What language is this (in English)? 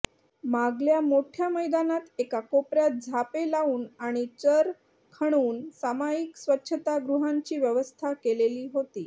Marathi